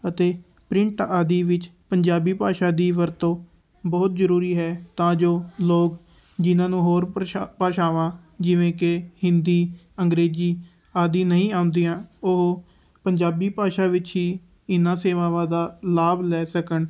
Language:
Punjabi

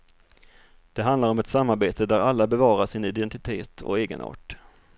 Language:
Swedish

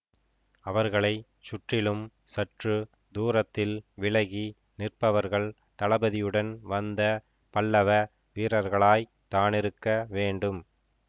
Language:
Tamil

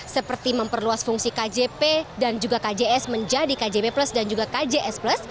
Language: Indonesian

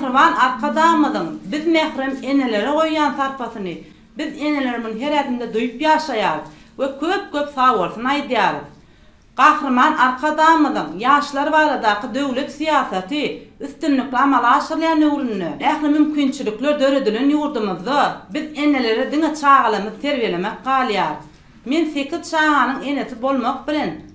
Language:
Turkish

